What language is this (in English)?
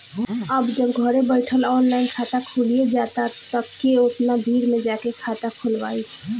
Bhojpuri